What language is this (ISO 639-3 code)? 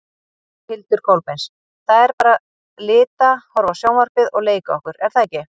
isl